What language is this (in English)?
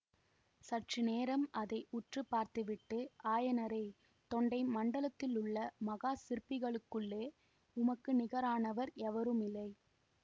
Tamil